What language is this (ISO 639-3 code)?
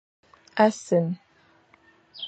fan